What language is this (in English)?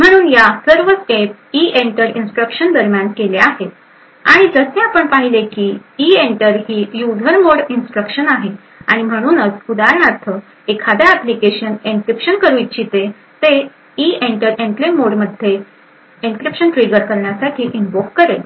Marathi